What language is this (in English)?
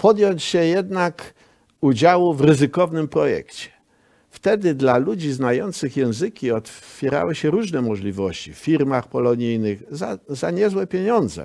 Polish